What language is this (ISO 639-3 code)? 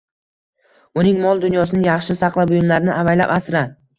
uzb